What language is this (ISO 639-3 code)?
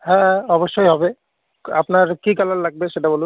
ben